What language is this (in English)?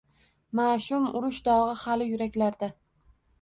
Uzbek